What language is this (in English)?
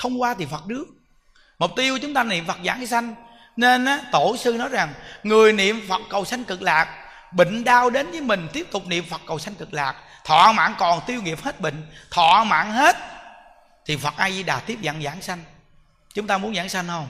Vietnamese